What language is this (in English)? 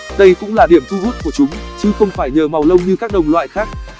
Vietnamese